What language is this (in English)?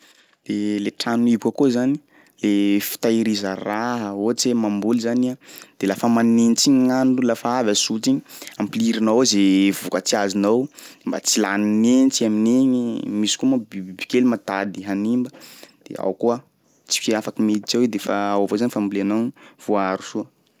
Sakalava Malagasy